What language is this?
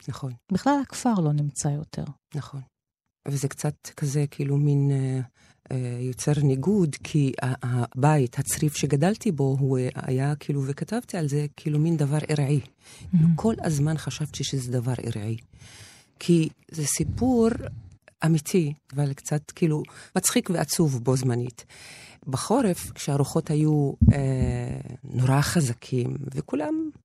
Hebrew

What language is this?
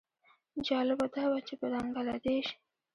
Pashto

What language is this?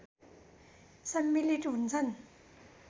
Nepali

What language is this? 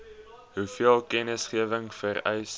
Afrikaans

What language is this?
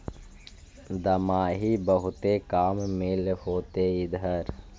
Magahi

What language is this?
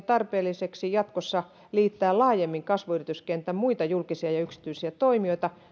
Finnish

